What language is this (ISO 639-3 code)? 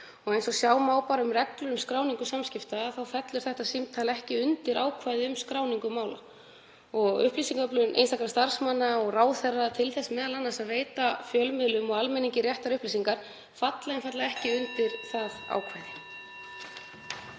isl